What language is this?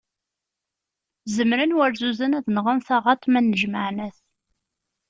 Kabyle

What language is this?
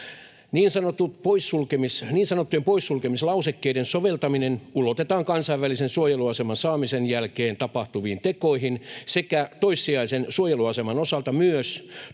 Finnish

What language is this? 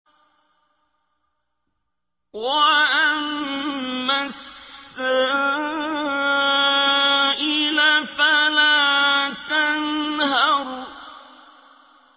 Arabic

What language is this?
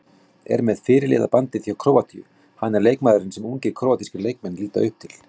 Icelandic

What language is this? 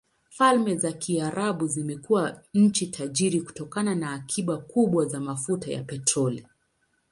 Swahili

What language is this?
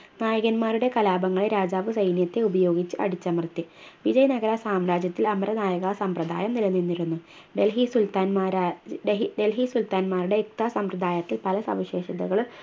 Malayalam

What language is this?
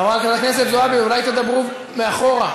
Hebrew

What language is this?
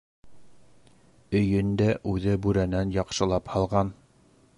Bashkir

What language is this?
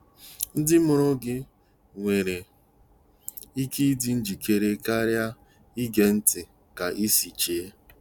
Igbo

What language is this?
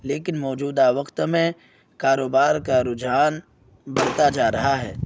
Urdu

